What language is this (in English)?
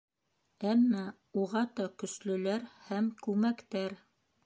Bashkir